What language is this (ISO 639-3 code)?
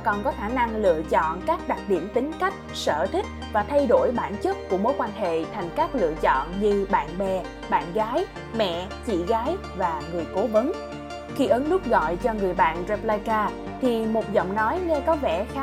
vie